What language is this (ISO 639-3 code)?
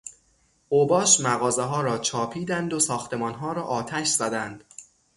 fas